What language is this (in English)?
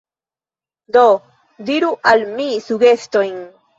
Esperanto